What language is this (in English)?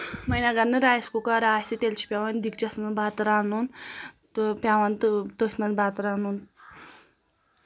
Kashmiri